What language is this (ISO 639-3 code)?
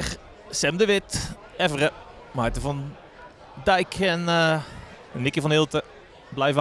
nld